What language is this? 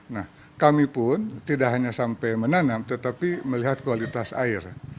Indonesian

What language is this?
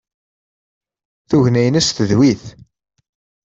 Kabyle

